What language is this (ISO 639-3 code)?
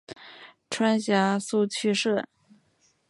zho